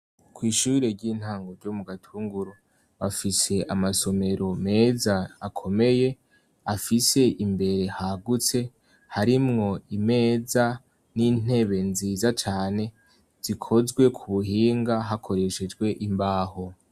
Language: Rundi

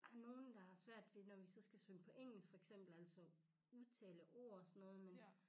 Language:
Danish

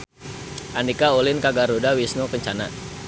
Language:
Sundanese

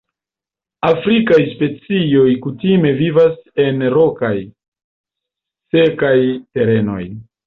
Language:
Esperanto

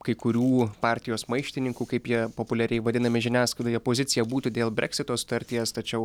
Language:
Lithuanian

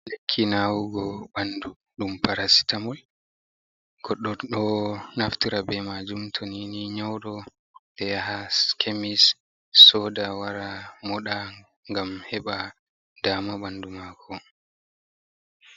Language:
Fula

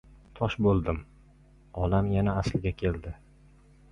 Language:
Uzbek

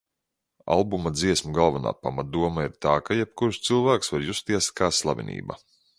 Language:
Latvian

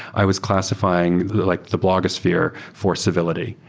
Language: English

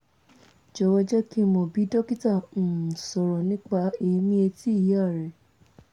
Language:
Yoruba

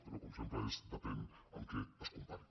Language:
Catalan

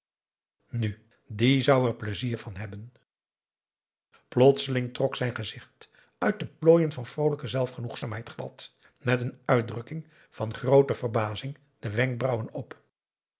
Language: Dutch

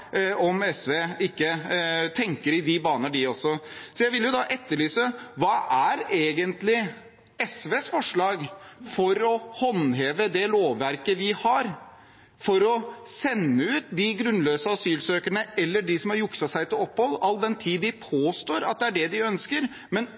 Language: Norwegian Bokmål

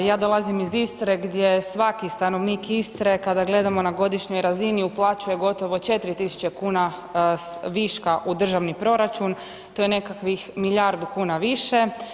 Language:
Croatian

